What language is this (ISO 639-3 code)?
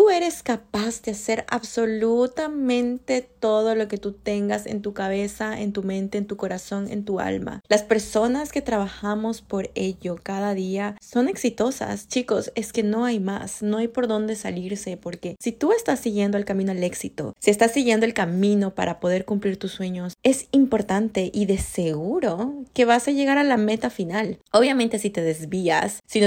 spa